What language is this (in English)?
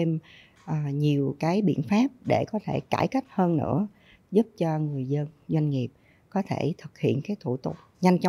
Vietnamese